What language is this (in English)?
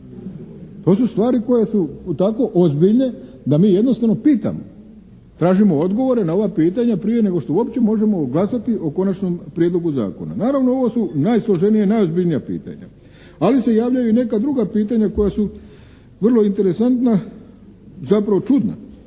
Croatian